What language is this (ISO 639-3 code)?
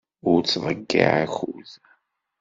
kab